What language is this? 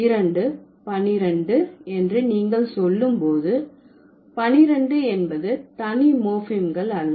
Tamil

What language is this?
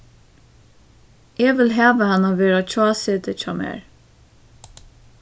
Faroese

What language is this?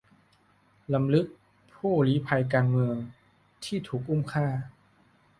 Thai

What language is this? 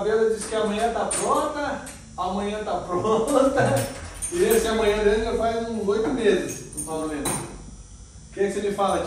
Portuguese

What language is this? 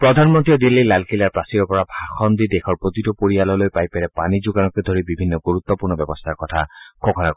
Assamese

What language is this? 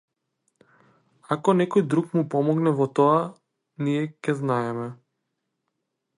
Macedonian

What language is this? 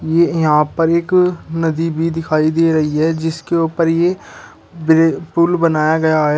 Hindi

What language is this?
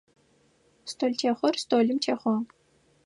Adyghe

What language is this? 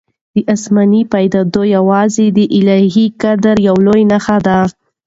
Pashto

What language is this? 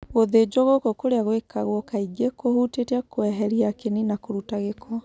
Kikuyu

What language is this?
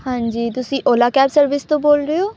Punjabi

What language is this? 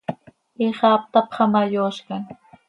Seri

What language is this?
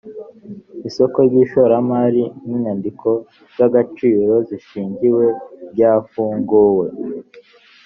Kinyarwanda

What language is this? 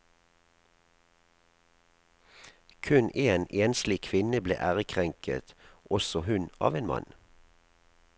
Norwegian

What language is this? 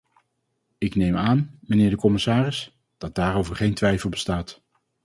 Dutch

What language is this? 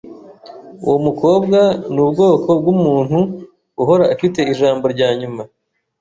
Kinyarwanda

